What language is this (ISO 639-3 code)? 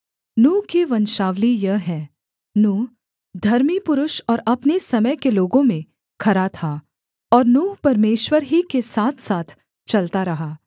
hin